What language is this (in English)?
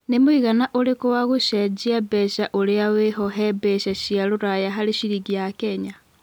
Kikuyu